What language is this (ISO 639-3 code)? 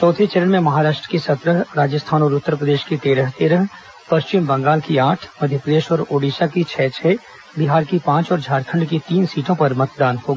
hin